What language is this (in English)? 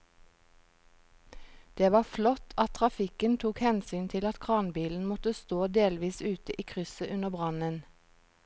Norwegian